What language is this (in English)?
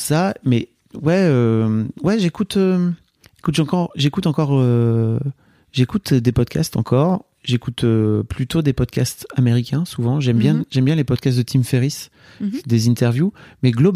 French